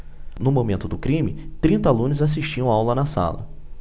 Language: Portuguese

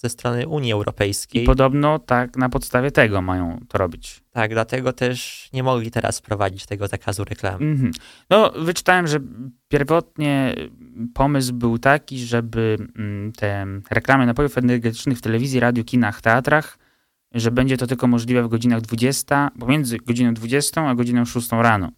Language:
Polish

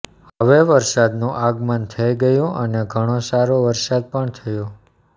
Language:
Gujarati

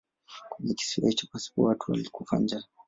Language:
Swahili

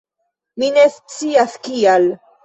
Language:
Esperanto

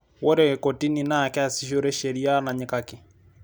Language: Masai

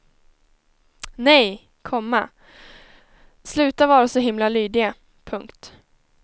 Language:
Swedish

